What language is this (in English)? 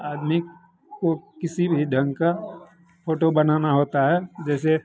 Hindi